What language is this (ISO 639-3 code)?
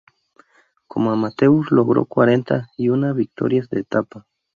spa